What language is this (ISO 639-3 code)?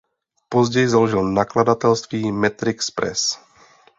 ces